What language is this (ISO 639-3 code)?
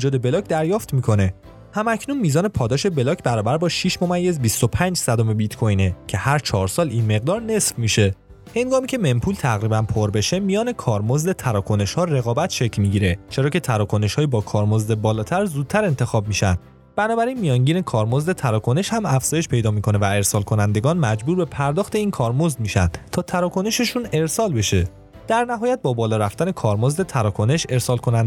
fas